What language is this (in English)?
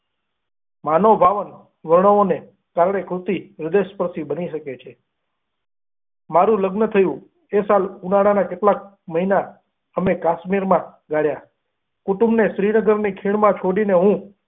Gujarati